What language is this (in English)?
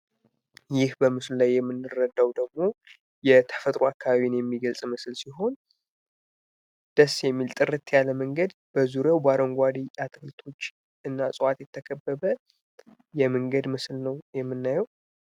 Amharic